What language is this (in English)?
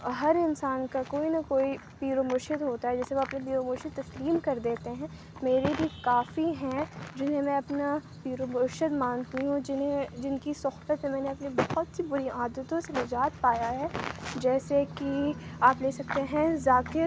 Urdu